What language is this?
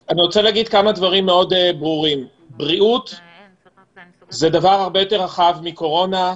Hebrew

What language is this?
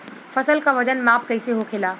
Bhojpuri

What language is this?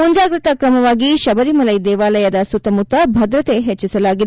Kannada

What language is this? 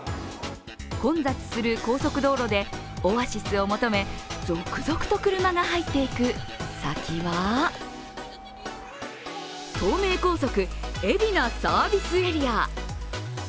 Japanese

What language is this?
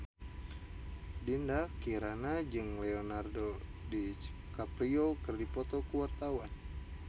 Sundanese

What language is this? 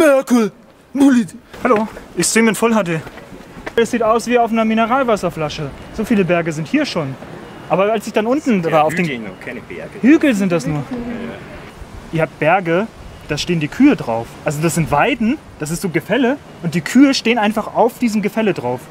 German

